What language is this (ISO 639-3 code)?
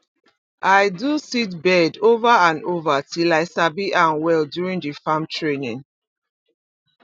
pcm